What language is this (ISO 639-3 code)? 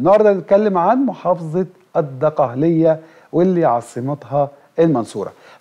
ara